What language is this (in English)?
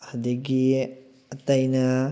Manipuri